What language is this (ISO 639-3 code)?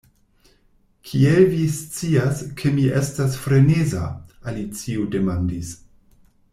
epo